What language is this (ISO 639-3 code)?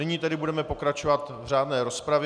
ces